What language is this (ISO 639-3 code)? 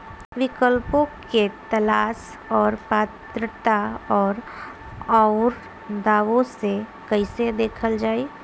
bho